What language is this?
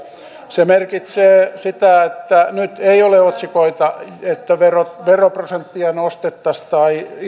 Finnish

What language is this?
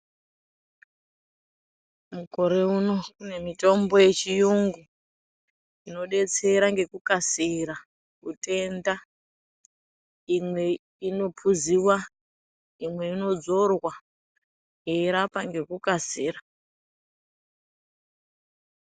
Ndau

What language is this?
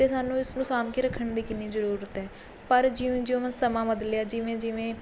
Punjabi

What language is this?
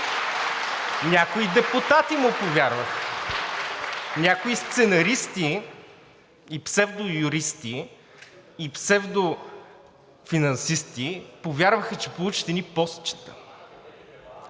Bulgarian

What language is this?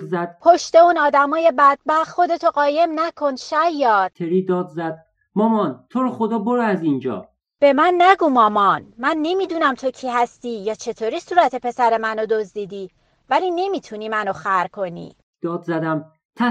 Persian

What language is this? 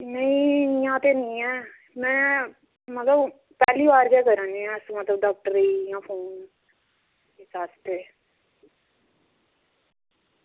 Dogri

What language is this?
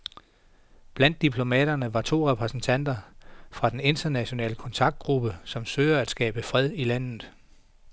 Danish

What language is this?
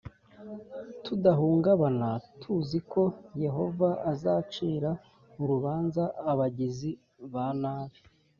Kinyarwanda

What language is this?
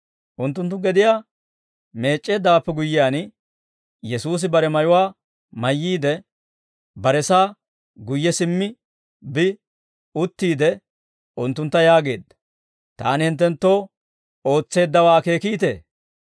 Dawro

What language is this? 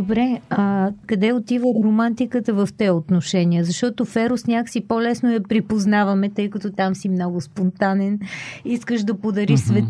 Bulgarian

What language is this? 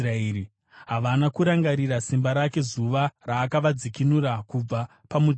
Shona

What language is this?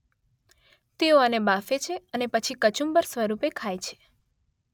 Gujarati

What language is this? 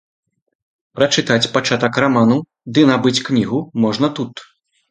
Belarusian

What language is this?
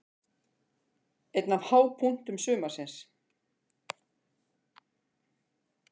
Icelandic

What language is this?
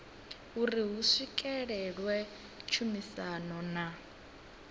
Venda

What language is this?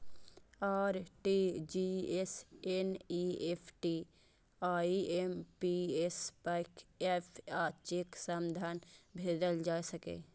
Maithili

